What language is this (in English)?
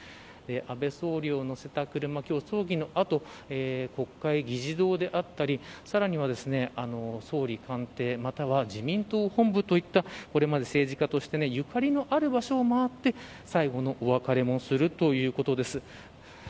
Japanese